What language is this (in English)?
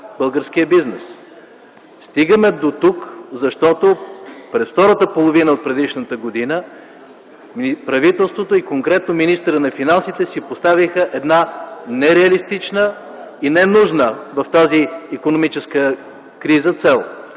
Bulgarian